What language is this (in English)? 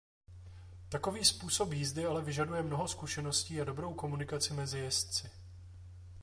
Czech